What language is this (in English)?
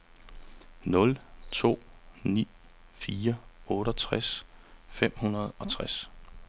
Danish